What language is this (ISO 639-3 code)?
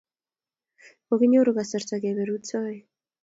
kln